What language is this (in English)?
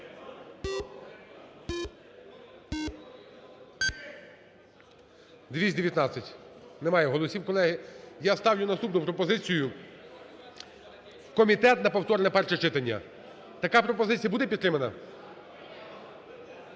Ukrainian